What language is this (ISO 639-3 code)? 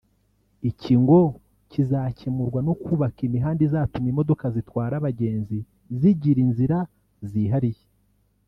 kin